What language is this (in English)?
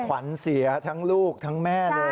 Thai